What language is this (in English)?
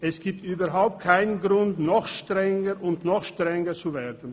Swiss German